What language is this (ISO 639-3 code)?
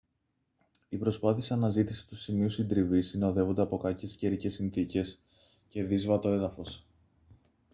ell